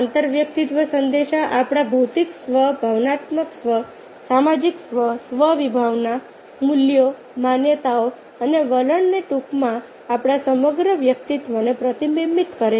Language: Gujarati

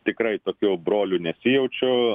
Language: Lithuanian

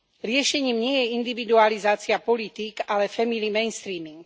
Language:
Slovak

